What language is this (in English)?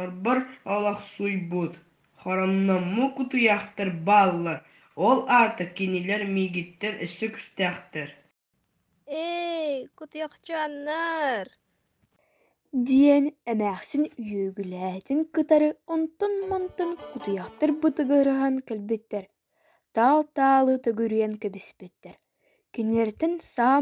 Russian